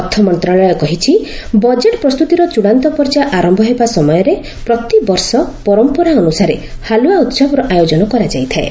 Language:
Odia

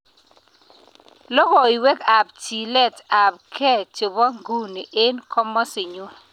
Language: Kalenjin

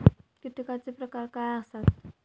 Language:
Marathi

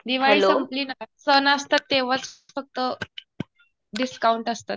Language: Marathi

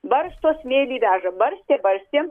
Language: Lithuanian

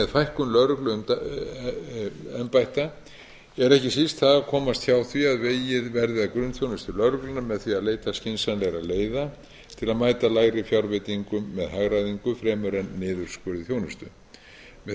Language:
Icelandic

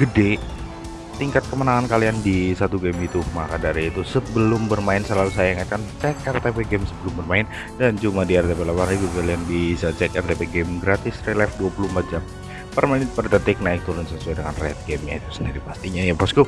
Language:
Indonesian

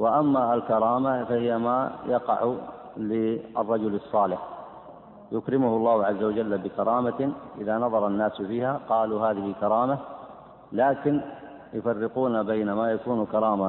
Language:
Arabic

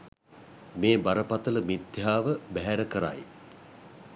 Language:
Sinhala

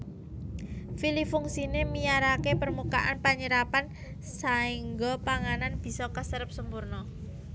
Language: Javanese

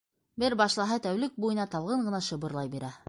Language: Bashkir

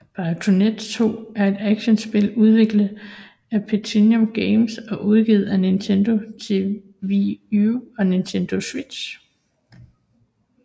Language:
Danish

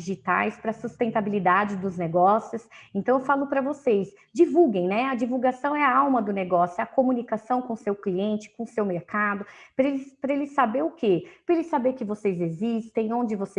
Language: Portuguese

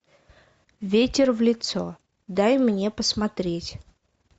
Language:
Russian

